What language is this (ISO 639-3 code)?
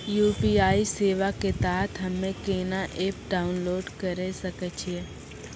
mai